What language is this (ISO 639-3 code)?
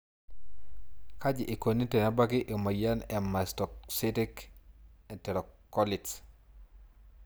mas